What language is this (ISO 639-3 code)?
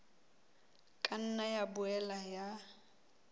sot